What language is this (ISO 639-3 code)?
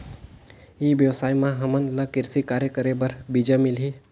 hne